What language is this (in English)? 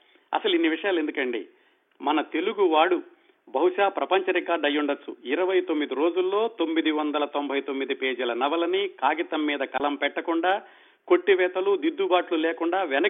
Telugu